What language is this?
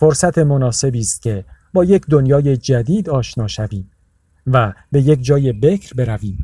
Persian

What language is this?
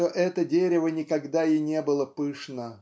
Russian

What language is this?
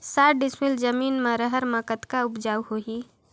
Chhattisgarhi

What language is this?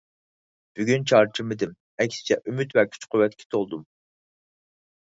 Uyghur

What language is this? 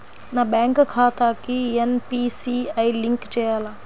Telugu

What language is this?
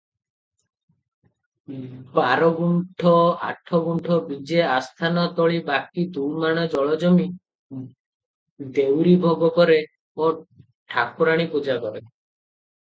Odia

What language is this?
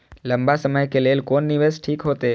Maithili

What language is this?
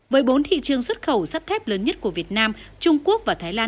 Vietnamese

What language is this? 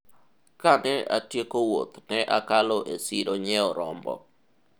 Luo (Kenya and Tanzania)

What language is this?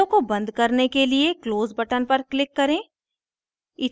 Hindi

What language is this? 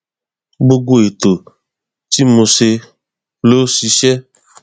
Yoruba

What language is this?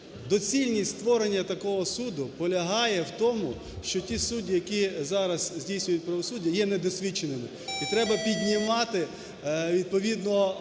Ukrainian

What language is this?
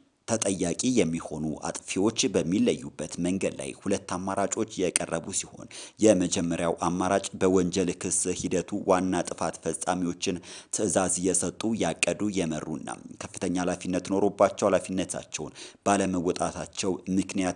Arabic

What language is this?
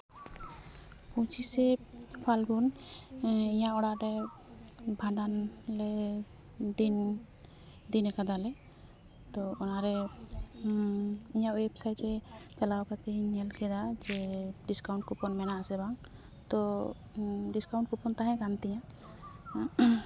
Santali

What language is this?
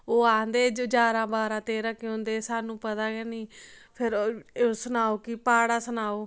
Dogri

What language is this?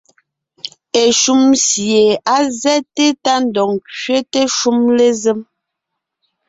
Ngiemboon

